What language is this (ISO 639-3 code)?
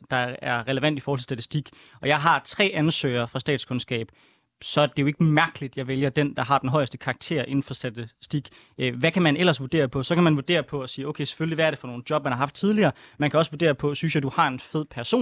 dan